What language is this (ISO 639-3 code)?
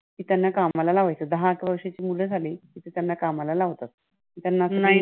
mar